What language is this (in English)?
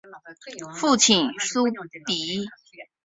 Chinese